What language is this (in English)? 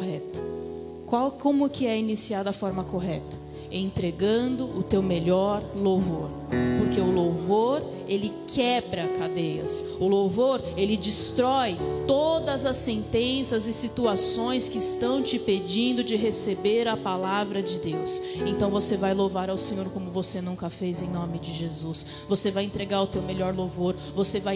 Portuguese